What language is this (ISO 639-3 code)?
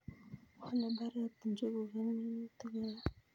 kln